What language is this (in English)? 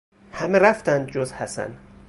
Persian